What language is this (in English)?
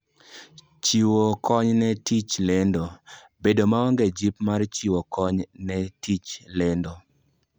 Luo (Kenya and Tanzania)